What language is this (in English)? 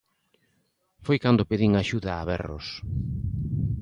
Galician